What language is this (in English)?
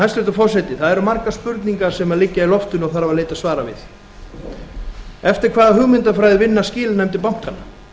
Icelandic